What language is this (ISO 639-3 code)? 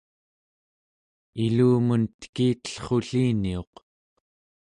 esu